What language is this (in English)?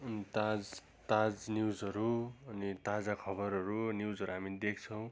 Nepali